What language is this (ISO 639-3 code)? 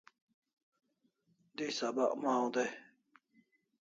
kls